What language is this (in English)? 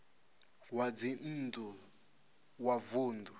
Venda